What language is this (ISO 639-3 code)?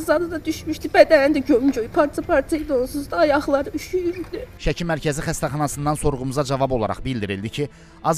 tur